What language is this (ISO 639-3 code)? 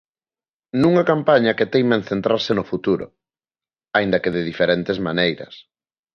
glg